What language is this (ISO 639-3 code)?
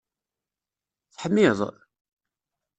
kab